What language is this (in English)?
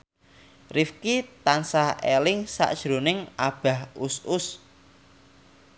Javanese